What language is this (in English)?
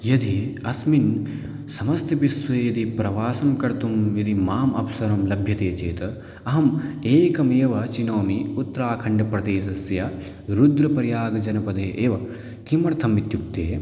Sanskrit